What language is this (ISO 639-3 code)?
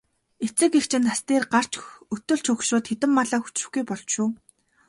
mon